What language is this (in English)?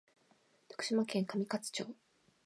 Japanese